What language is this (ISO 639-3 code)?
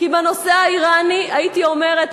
heb